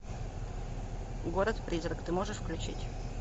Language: Russian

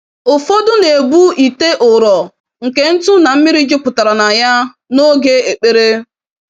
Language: Igbo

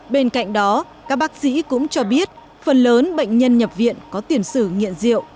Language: Vietnamese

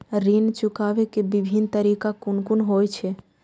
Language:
Maithili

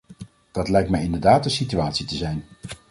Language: Dutch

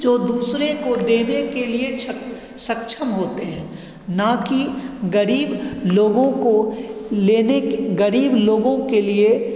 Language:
Hindi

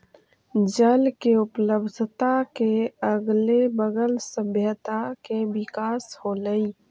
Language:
Magahi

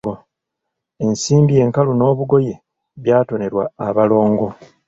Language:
Ganda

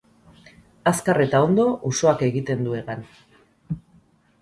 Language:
Basque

